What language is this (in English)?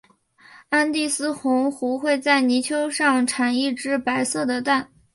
Chinese